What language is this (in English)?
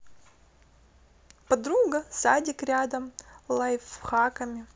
Russian